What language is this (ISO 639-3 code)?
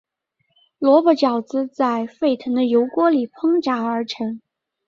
zho